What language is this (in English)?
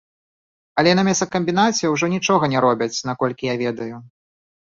Belarusian